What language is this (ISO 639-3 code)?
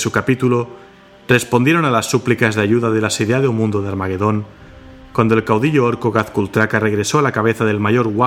spa